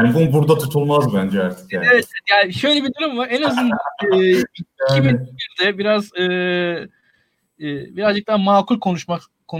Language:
Turkish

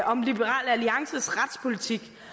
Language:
Danish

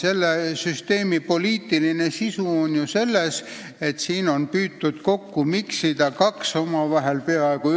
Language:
Estonian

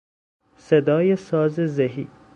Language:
Persian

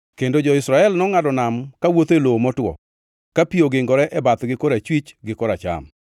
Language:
Luo (Kenya and Tanzania)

